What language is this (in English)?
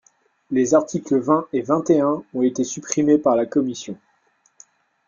French